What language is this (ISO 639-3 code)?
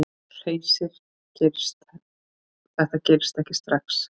isl